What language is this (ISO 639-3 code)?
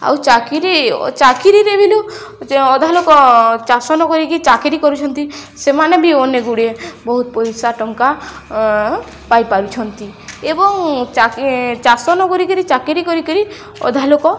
ori